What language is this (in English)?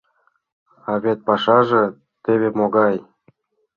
Mari